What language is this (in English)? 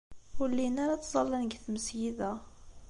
Kabyle